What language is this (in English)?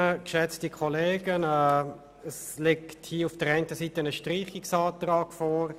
Swiss German